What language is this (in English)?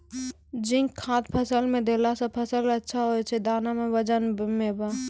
Maithili